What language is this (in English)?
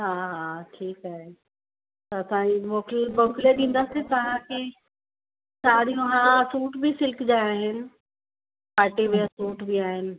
Sindhi